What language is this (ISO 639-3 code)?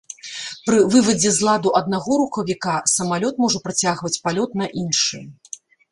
bel